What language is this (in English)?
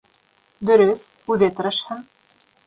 Bashkir